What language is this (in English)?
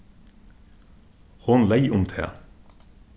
Faroese